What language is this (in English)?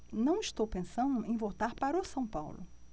Portuguese